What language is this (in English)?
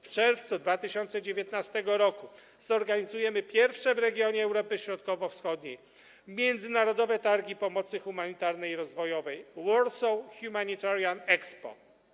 Polish